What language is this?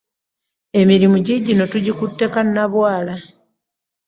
Ganda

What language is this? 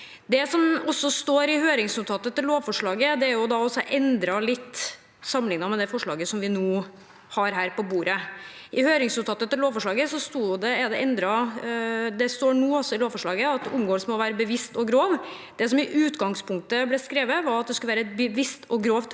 Norwegian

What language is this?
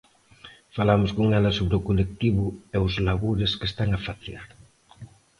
Galician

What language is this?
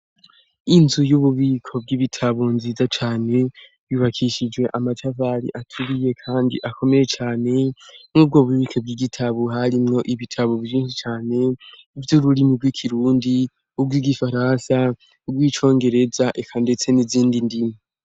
Rundi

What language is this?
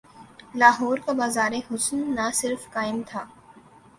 Urdu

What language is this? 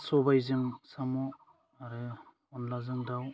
Bodo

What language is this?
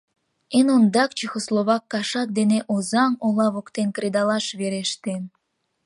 Mari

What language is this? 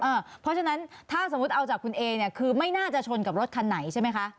Thai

